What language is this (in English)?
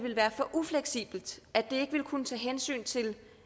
Danish